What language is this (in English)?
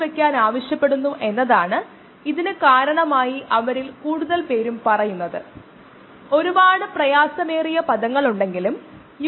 Malayalam